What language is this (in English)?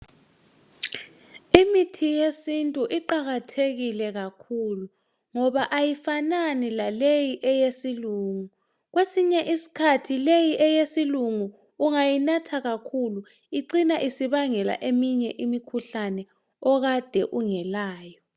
North Ndebele